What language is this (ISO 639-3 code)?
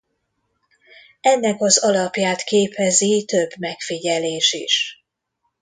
hun